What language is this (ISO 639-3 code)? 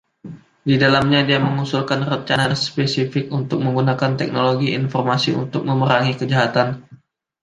ind